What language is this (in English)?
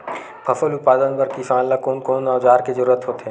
Chhattisgarhi